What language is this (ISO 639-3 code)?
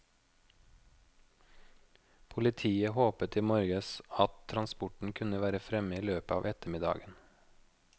nor